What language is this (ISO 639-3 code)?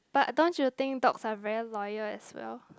eng